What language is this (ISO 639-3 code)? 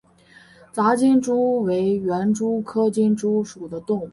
zho